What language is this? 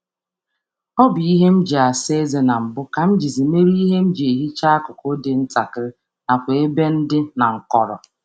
Igbo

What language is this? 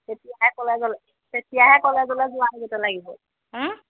Assamese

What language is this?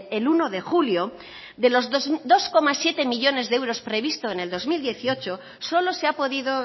Spanish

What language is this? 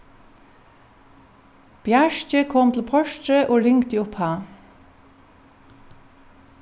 Faroese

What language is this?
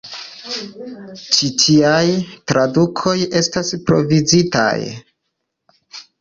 Esperanto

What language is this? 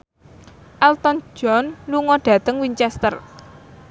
Javanese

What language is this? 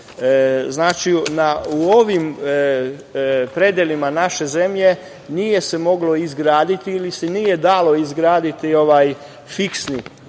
Serbian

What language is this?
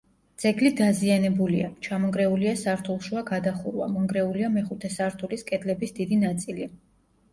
Georgian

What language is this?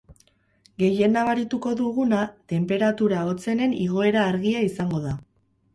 Basque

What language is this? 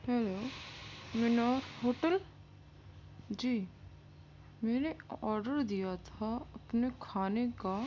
Urdu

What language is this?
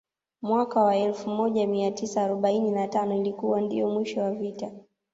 Swahili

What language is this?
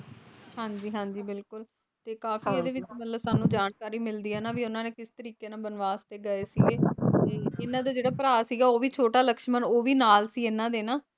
Punjabi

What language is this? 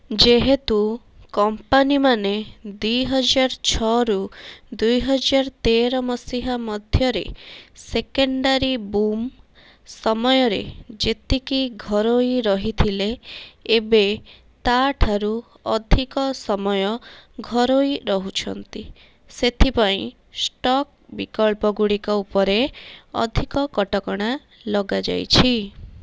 Odia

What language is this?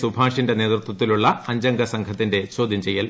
Malayalam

